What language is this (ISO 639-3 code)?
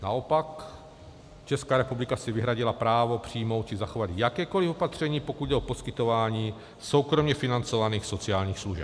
ces